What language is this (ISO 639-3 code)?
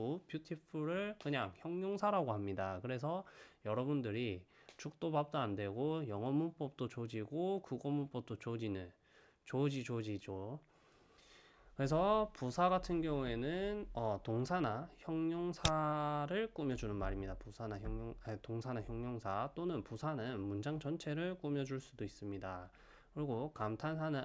kor